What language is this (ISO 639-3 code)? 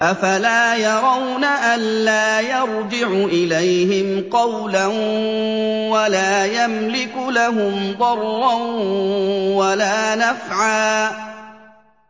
ara